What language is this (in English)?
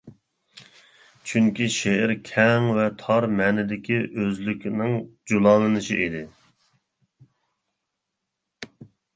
Uyghur